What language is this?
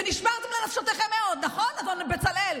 Hebrew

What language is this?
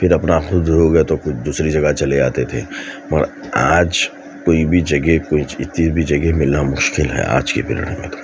Urdu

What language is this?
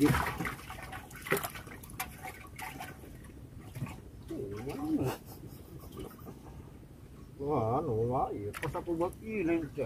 Indonesian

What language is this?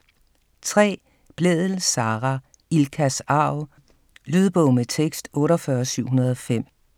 Danish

